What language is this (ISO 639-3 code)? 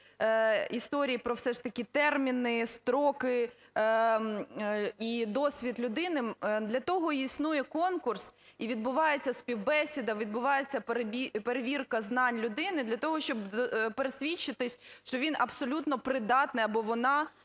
ukr